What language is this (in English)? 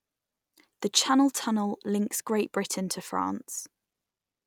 English